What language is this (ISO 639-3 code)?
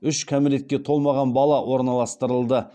kaz